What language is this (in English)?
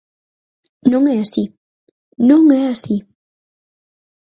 Galician